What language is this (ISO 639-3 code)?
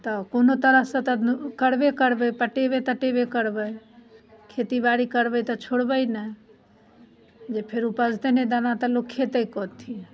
mai